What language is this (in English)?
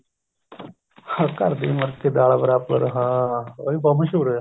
Punjabi